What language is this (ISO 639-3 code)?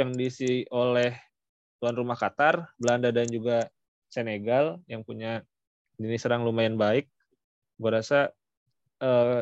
ind